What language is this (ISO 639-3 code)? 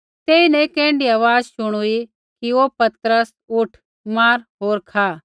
kfx